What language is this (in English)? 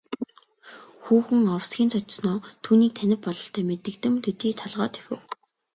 Mongolian